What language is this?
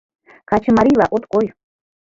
Mari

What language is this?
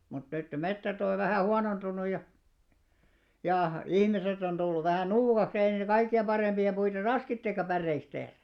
Finnish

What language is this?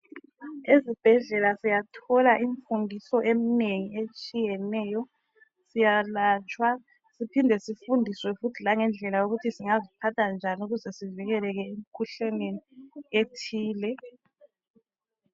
North Ndebele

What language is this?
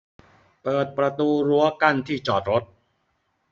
Thai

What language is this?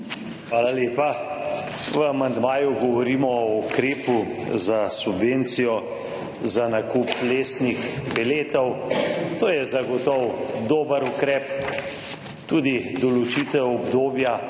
Slovenian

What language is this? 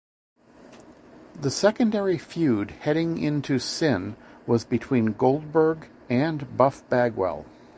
English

